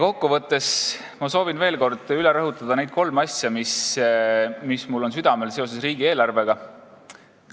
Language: Estonian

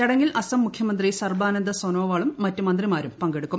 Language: Malayalam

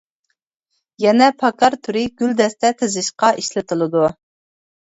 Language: Uyghur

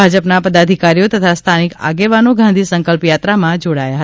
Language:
Gujarati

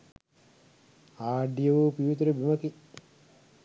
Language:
Sinhala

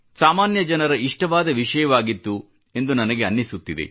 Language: Kannada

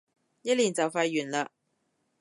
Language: Cantonese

